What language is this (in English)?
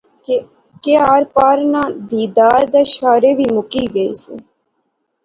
Pahari-Potwari